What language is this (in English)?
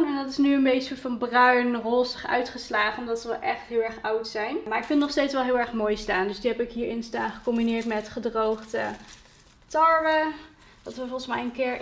Dutch